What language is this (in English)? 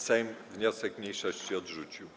Polish